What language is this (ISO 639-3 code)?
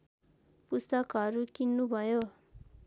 nep